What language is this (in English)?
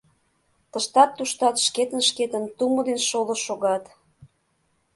Mari